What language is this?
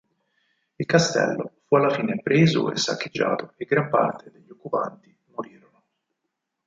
Italian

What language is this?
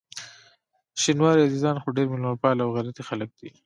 Pashto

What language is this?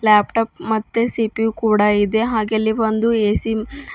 Kannada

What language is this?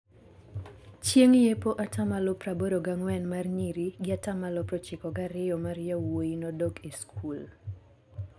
Luo (Kenya and Tanzania)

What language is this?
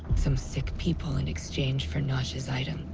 English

